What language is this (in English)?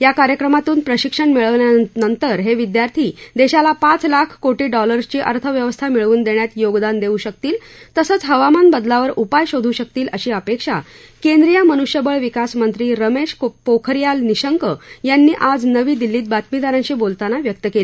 Marathi